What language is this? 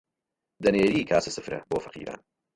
Central Kurdish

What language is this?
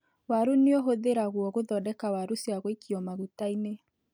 Kikuyu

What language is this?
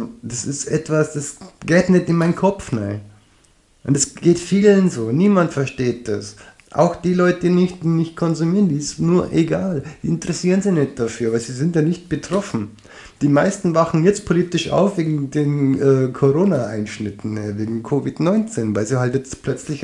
German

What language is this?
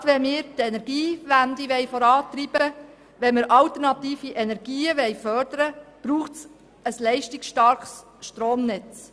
Swiss German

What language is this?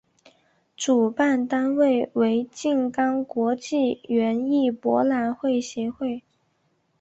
Chinese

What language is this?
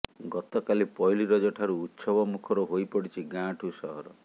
Odia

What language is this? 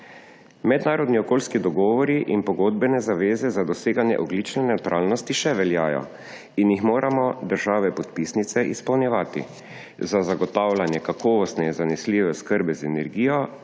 Slovenian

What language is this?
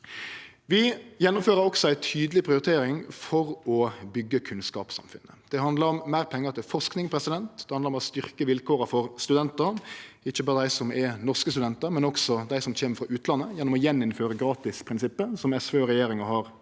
Norwegian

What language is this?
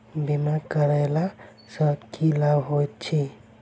Maithili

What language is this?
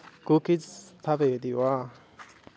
Sanskrit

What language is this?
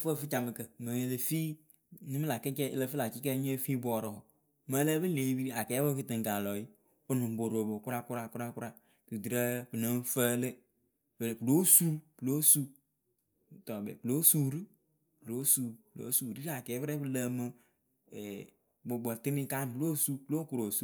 Akebu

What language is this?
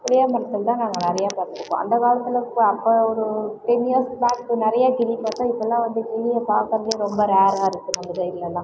Tamil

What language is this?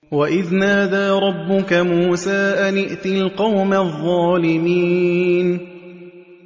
Arabic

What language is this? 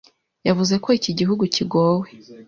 Kinyarwanda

